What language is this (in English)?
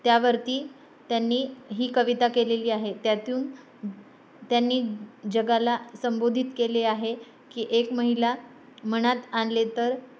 Marathi